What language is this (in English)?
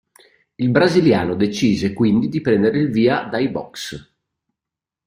Italian